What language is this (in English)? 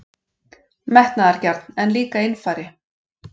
Icelandic